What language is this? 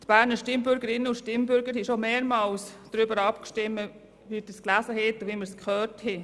Swiss German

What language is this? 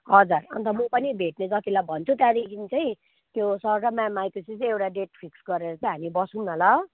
Nepali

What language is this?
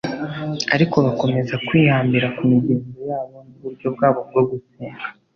Kinyarwanda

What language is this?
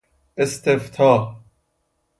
Persian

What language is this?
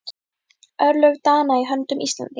Icelandic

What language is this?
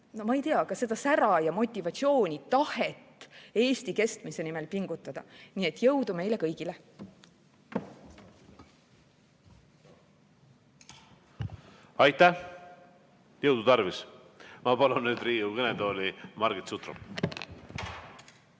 Estonian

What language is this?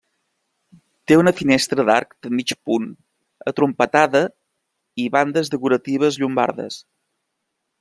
Catalan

